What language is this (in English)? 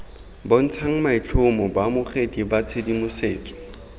Tswana